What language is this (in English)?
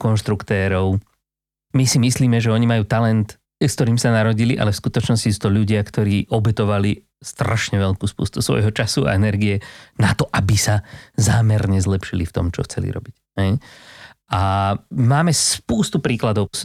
Slovak